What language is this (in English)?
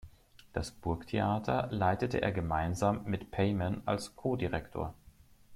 German